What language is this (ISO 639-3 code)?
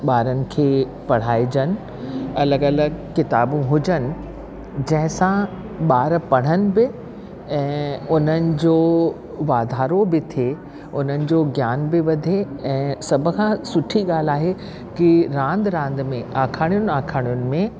snd